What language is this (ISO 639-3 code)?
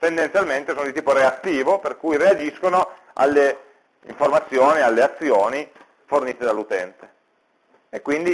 ita